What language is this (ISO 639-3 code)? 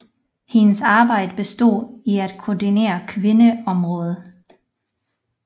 dan